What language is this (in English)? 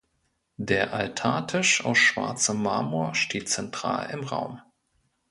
German